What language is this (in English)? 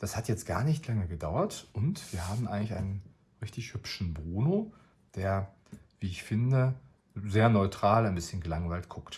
German